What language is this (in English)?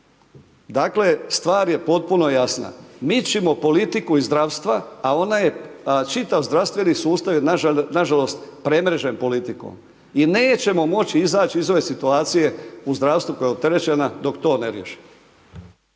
Croatian